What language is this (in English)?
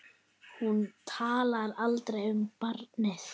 Icelandic